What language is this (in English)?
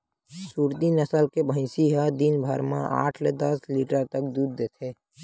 Chhattisgarhi